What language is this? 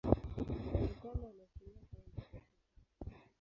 Swahili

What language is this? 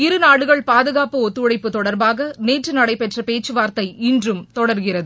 Tamil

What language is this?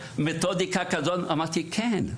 Hebrew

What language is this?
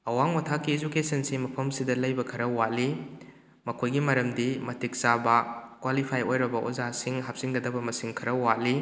Manipuri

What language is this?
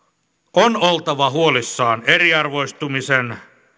Finnish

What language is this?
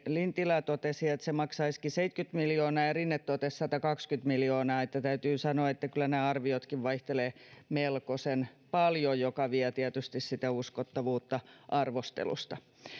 Finnish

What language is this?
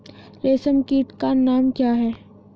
Hindi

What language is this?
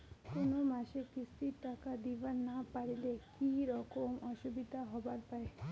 Bangla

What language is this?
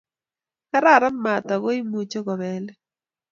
Kalenjin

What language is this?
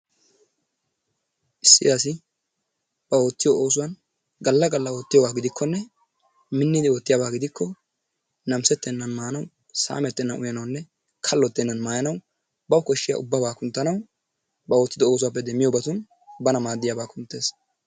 Wolaytta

